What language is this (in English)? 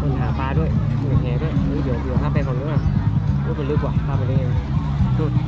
Thai